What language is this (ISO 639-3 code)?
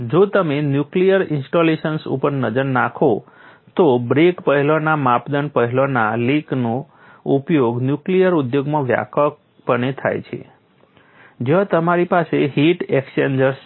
guj